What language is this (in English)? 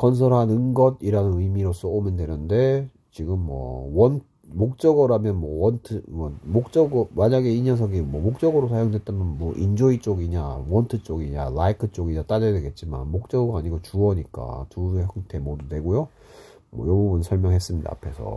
Korean